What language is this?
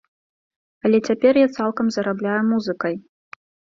Belarusian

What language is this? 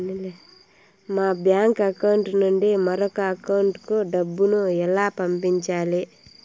Telugu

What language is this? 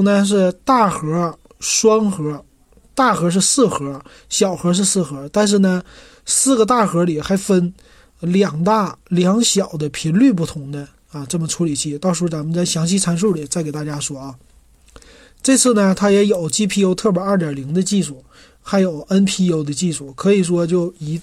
Chinese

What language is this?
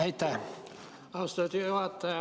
Estonian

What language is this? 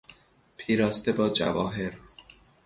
Persian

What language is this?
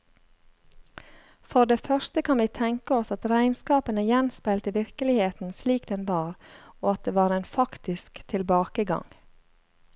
Norwegian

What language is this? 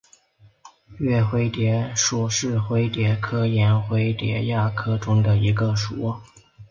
Chinese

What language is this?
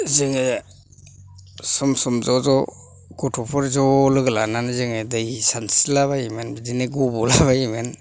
Bodo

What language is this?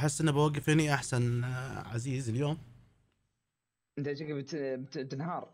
Arabic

